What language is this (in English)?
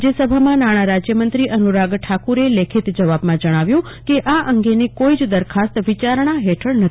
Gujarati